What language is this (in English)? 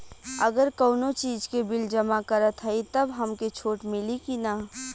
Bhojpuri